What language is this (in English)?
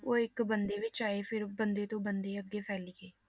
Punjabi